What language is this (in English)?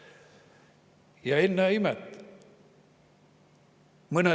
Estonian